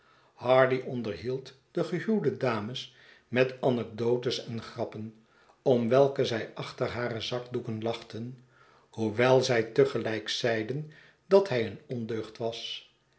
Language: Dutch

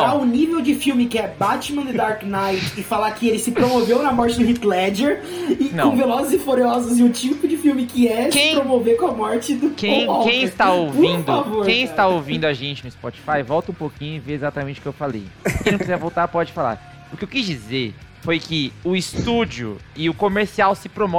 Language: Portuguese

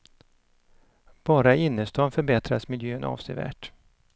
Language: Swedish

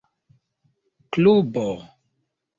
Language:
Esperanto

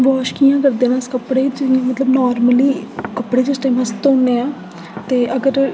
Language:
Dogri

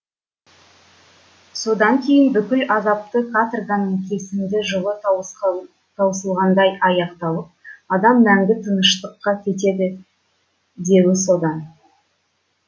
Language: Kazakh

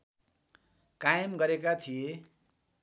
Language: Nepali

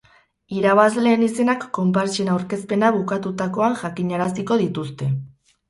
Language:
Basque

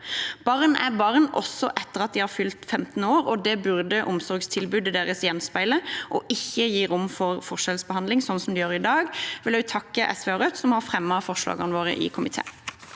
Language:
Norwegian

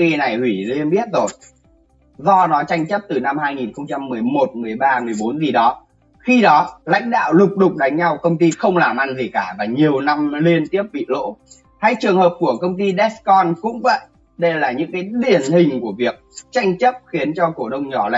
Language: Vietnamese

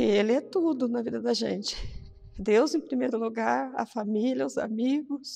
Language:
Portuguese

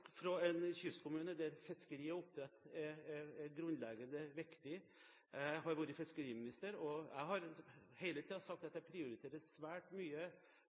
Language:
Norwegian Bokmål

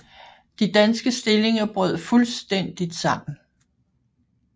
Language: Danish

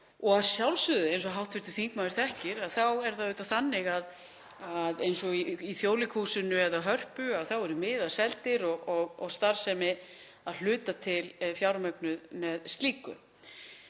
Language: Icelandic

